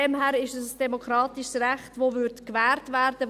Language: Swiss German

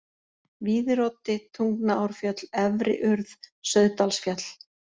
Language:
Icelandic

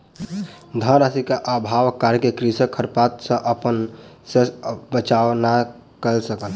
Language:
Maithili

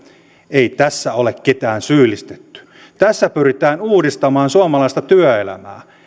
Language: Finnish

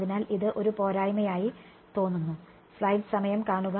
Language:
Malayalam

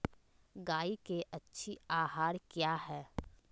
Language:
Magahi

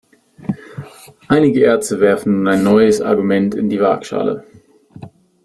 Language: German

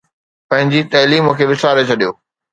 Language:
Sindhi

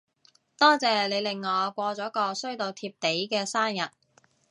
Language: Cantonese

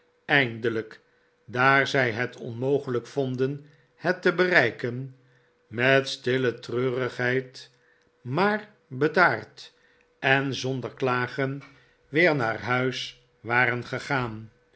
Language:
Dutch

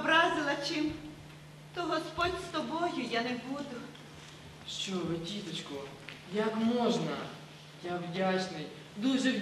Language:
Ukrainian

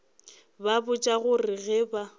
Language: Northern Sotho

